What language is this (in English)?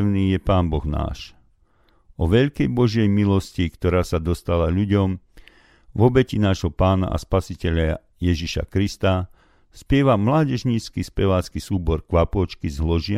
Slovak